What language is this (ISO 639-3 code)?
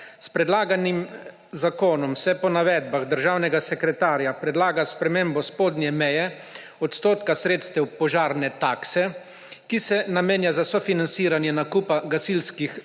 slv